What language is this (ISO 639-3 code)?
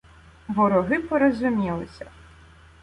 ukr